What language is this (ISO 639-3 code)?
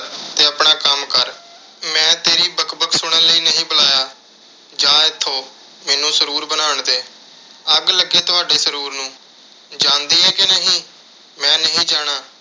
pan